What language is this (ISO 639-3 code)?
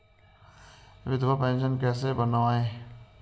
hin